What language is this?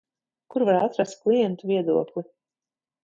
Latvian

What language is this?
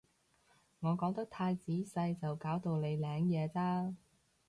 Cantonese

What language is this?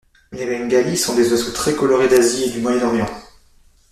French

